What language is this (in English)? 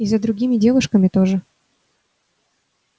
Russian